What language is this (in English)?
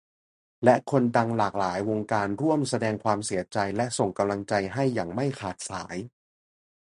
Thai